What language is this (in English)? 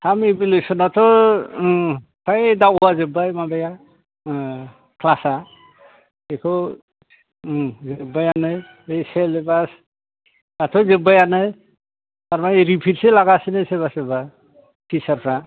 Bodo